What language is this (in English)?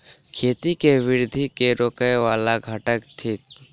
Maithili